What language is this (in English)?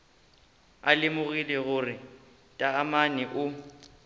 Northern Sotho